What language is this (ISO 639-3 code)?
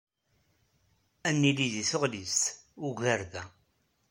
kab